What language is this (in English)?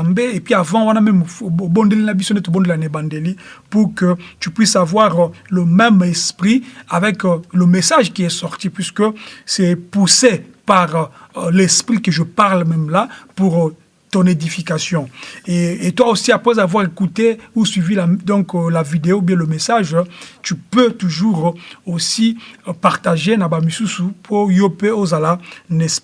French